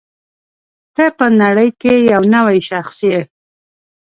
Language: Pashto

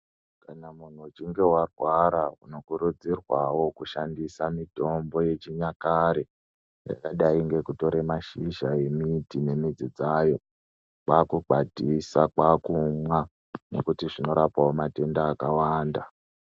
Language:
Ndau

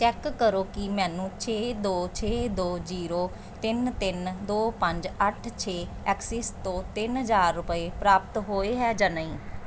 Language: Punjabi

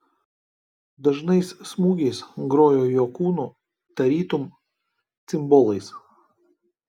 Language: Lithuanian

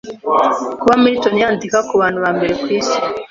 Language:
Kinyarwanda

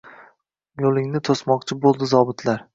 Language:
Uzbek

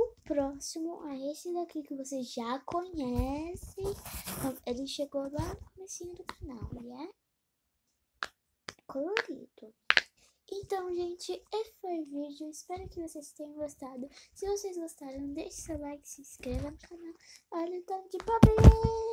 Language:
Portuguese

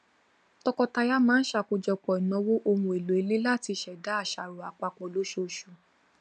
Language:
Yoruba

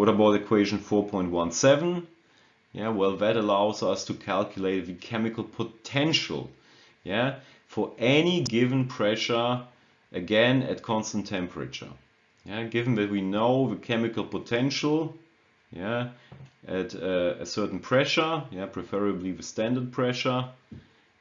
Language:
English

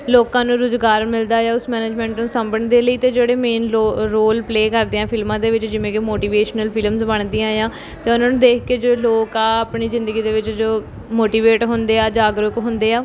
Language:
Punjabi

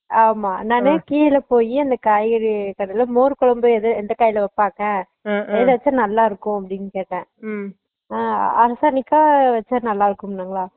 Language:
Tamil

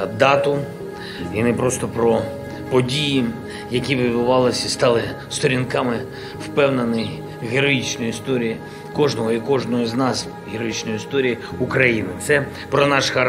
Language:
Ukrainian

